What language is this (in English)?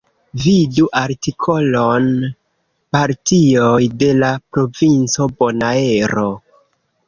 Esperanto